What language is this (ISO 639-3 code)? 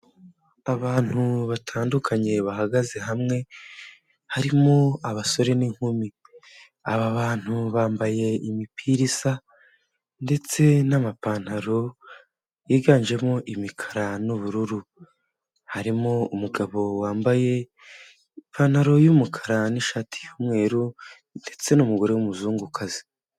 kin